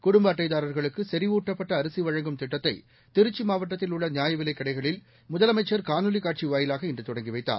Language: Tamil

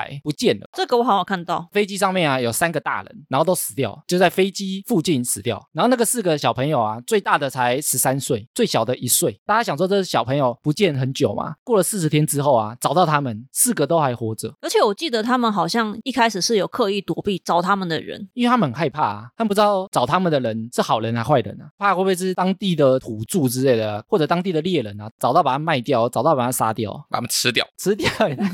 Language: Chinese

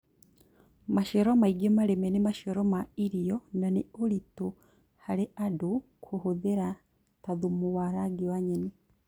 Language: Kikuyu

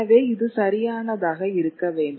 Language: Tamil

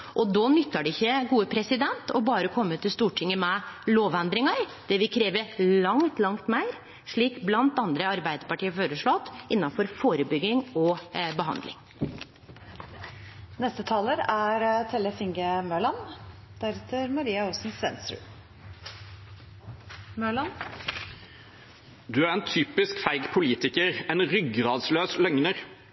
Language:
Norwegian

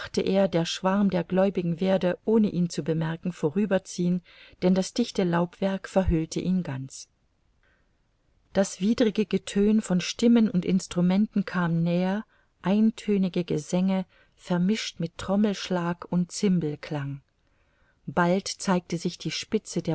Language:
German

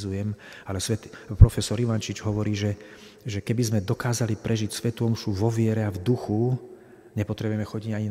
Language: Slovak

